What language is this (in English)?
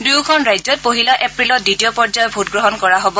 Assamese